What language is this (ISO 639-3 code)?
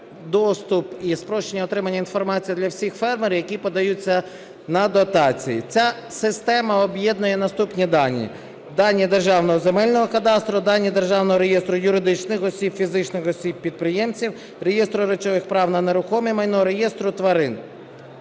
ukr